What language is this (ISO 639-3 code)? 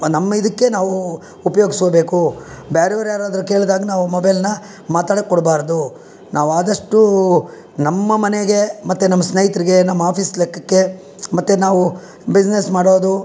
kan